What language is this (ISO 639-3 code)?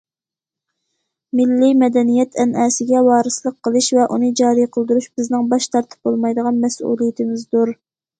uig